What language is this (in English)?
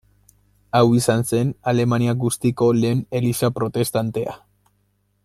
Basque